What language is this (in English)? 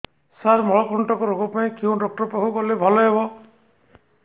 Odia